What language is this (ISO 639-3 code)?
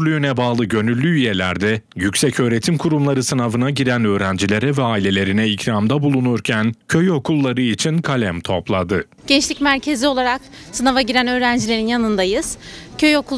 tur